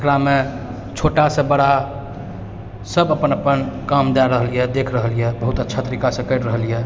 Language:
Maithili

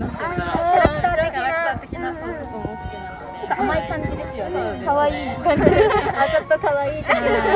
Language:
Japanese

